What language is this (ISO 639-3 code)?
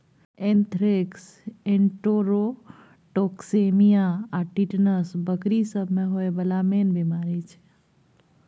mai